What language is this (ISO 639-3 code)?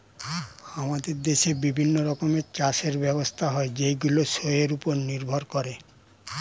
ben